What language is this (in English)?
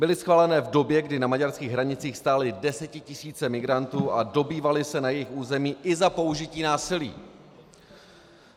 Czech